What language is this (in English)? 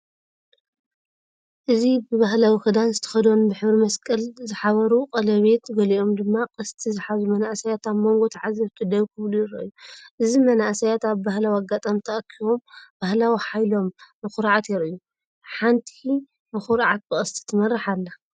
Tigrinya